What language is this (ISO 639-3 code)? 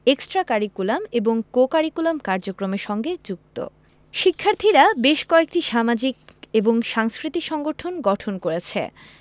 ben